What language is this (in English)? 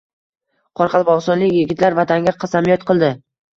Uzbek